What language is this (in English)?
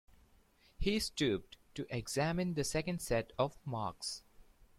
English